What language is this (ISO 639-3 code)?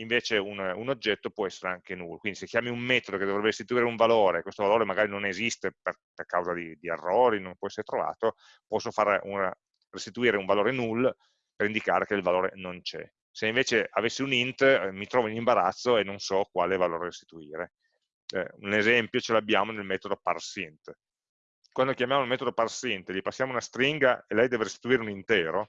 ita